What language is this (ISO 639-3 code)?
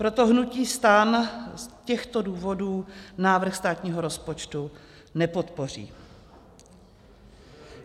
ces